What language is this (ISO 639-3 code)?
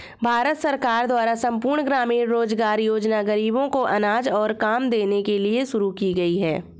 hin